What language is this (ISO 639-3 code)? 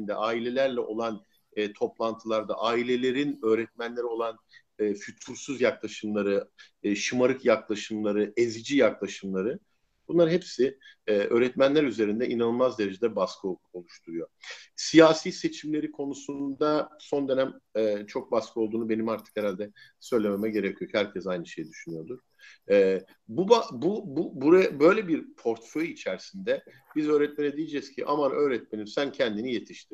tur